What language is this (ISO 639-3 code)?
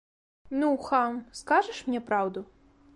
bel